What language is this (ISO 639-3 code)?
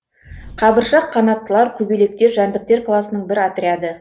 kaz